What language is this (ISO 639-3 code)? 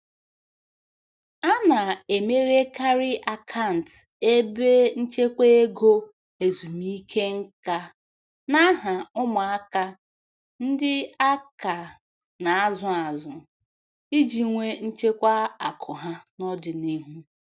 ibo